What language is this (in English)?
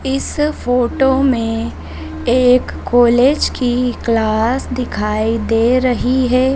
Hindi